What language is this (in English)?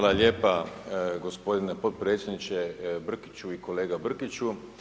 Croatian